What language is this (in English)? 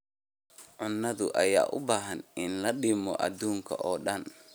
Somali